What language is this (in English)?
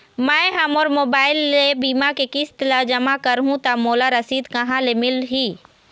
Chhattisgarhi